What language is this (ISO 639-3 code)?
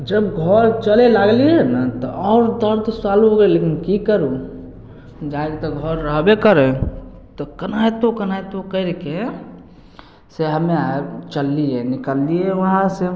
mai